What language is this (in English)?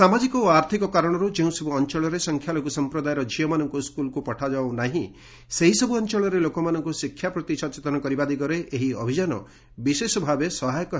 Odia